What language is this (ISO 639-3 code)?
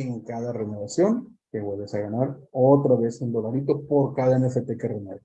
spa